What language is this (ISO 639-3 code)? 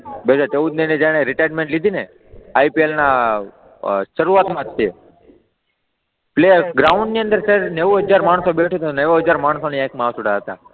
guj